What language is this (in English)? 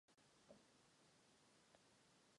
Czech